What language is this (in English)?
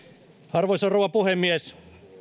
Finnish